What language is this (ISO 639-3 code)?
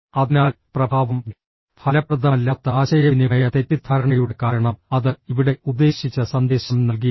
mal